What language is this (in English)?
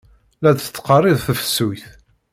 Kabyle